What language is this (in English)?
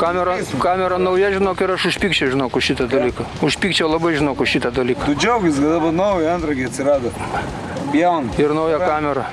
Lithuanian